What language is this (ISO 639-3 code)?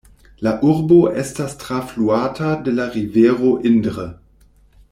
epo